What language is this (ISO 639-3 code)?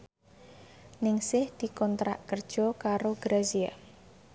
jav